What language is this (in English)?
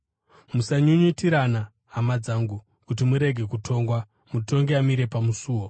Shona